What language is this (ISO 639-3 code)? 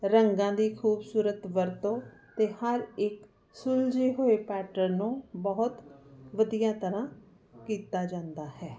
pan